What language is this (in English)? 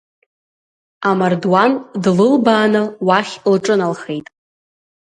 Abkhazian